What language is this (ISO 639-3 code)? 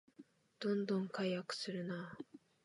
jpn